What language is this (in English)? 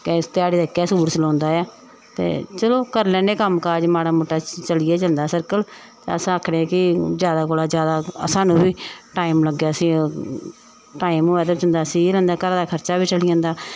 Dogri